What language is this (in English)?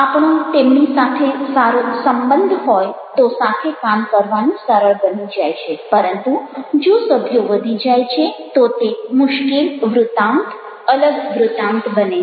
Gujarati